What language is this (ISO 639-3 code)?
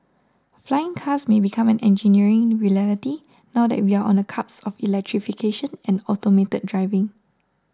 eng